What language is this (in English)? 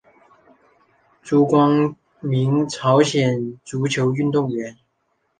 Chinese